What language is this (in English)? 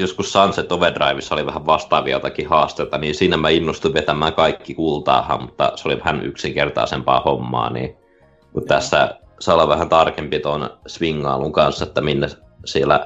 Finnish